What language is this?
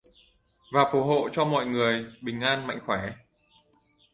Vietnamese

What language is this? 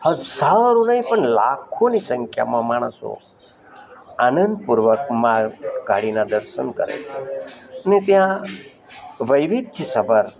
Gujarati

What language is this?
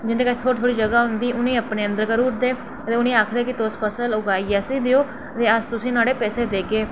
Dogri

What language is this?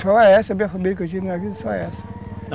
Portuguese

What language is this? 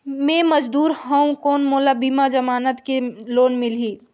Chhattisgarhi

